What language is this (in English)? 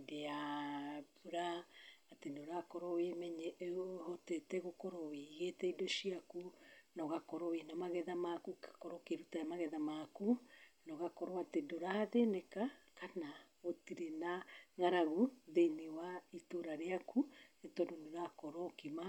Kikuyu